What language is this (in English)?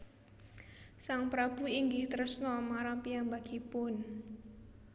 Javanese